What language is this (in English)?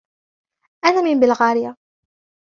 Arabic